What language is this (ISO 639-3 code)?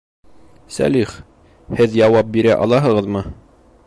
bak